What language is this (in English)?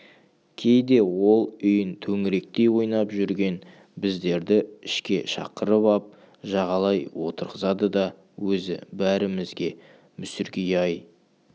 Kazakh